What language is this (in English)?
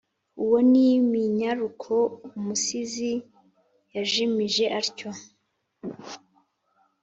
Kinyarwanda